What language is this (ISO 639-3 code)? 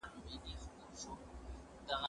pus